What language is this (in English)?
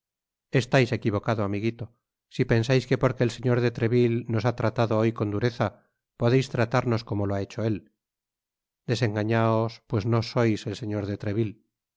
Spanish